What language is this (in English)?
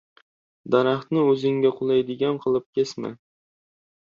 Uzbek